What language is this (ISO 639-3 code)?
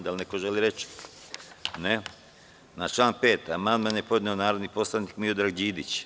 srp